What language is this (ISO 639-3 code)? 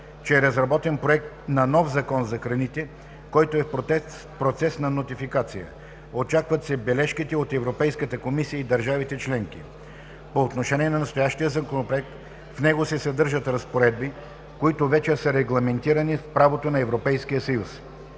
bul